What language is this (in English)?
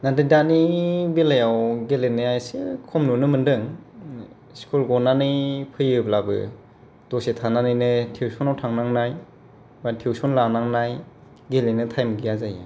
Bodo